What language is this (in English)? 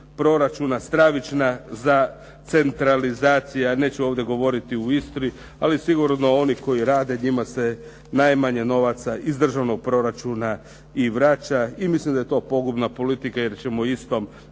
Croatian